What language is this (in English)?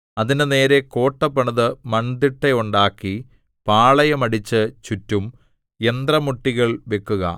Malayalam